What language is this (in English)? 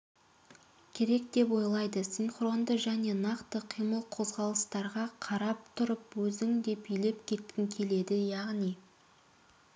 Kazakh